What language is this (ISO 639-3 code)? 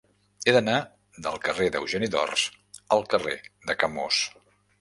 cat